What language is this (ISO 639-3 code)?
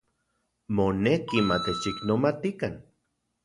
ncx